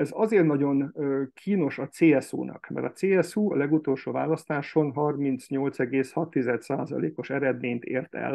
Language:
Hungarian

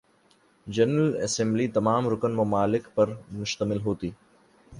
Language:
Urdu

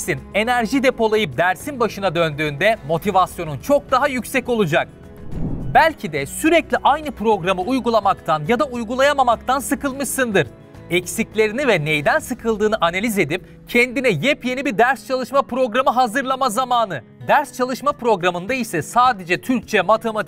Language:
Turkish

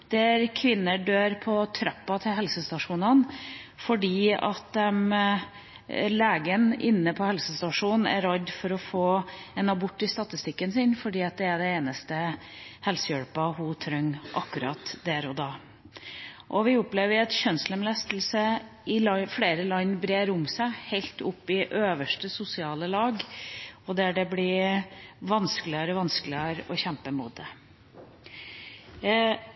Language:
Norwegian Bokmål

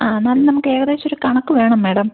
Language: Malayalam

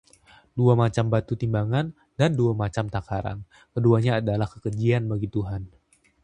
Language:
Indonesian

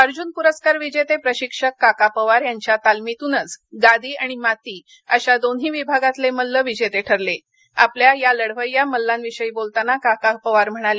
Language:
Marathi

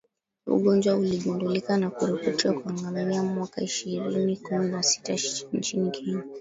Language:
Swahili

